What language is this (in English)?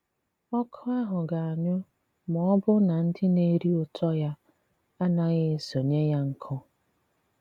Igbo